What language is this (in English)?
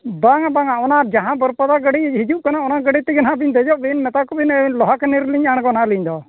Santali